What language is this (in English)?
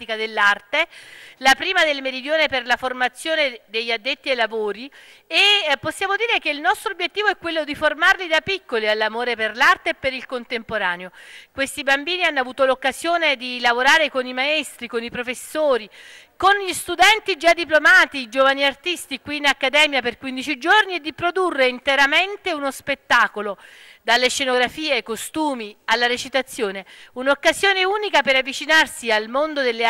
Italian